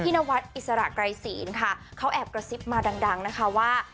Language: Thai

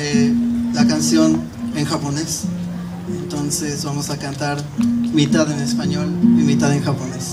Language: Spanish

